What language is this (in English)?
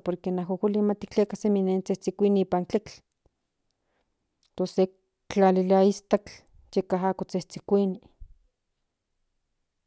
Central Nahuatl